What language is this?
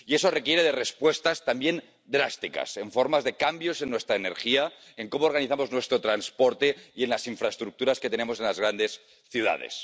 Spanish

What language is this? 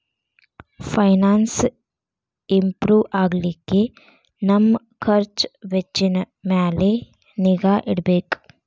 Kannada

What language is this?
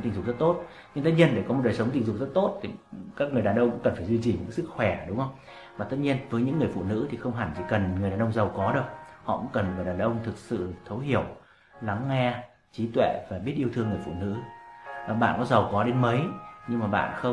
Vietnamese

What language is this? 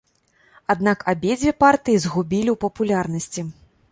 Belarusian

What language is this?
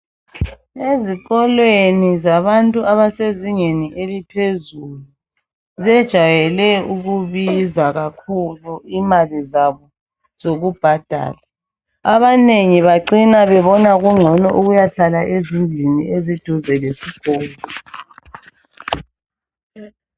North Ndebele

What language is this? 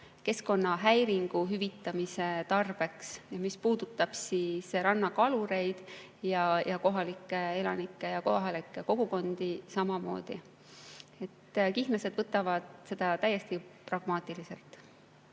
Estonian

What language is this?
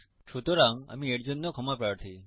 Bangla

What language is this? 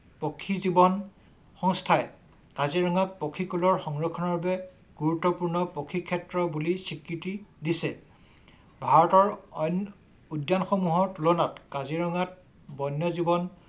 Assamese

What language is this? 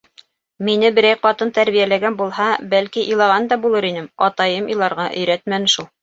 Bashkir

